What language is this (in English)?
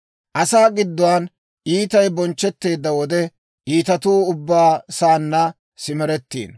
Dawro